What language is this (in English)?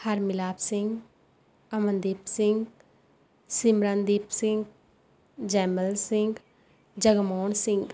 Punjabi